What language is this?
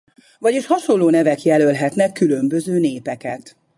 Hungarian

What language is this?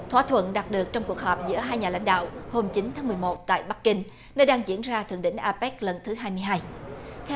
Vietnamese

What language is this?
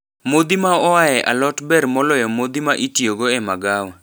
Luo (Kenya and Tanzania)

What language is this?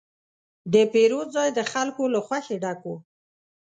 Pashto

